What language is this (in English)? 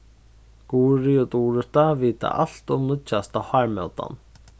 Faroese